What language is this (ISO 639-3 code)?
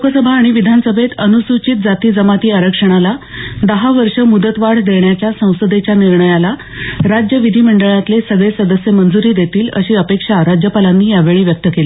mar